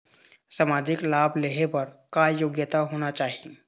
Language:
Chhattisgarhi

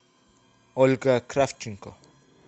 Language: Russian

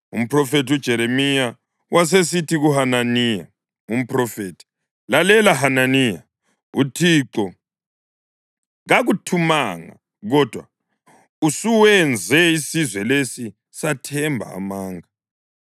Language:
North Ndebele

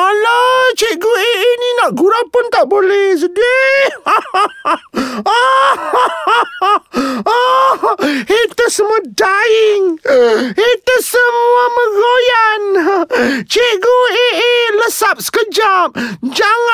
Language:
Malay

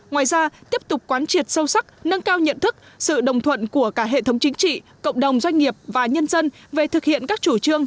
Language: Vietnamese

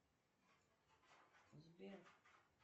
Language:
Russian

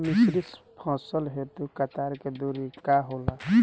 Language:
Bhojpuri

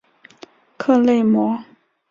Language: Chinese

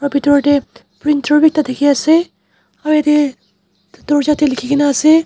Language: Naga Pidgin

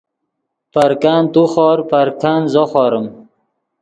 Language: Yidgha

